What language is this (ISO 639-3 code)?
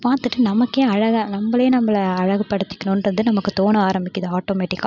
tam